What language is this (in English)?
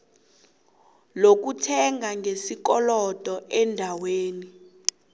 South Ndebele